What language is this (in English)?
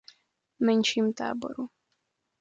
Czech